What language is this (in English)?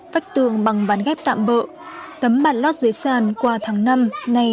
Vietnamese